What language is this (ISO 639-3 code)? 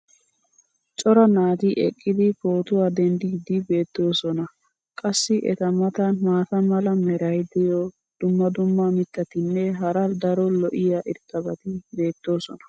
wal